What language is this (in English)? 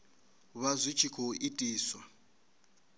Venda